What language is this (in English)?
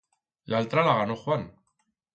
Aragonese